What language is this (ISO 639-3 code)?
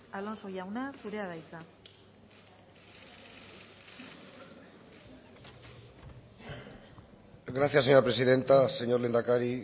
eus